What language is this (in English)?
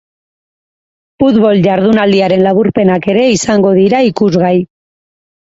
Basque